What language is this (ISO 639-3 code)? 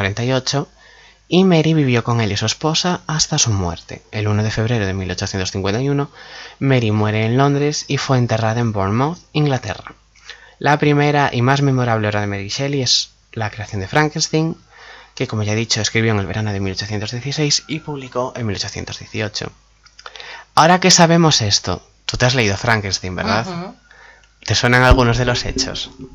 spa